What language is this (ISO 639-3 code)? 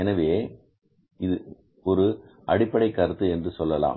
tam